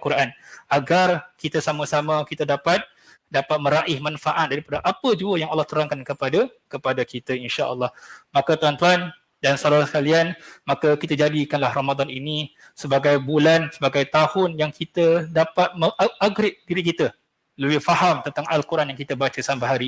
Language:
Malay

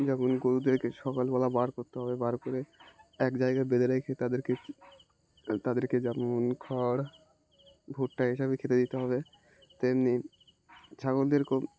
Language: Bangla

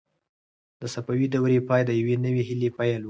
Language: Pashto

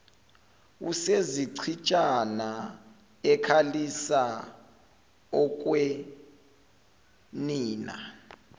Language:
Zulu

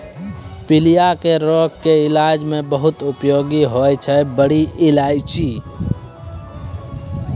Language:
Maithili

